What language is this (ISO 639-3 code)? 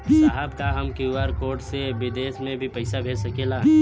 bho